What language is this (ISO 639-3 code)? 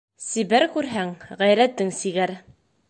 bak